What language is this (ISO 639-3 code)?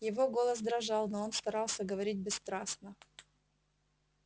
rus